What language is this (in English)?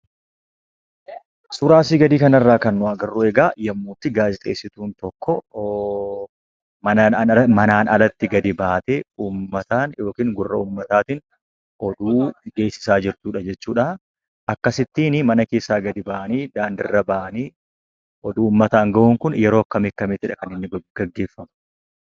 Oromo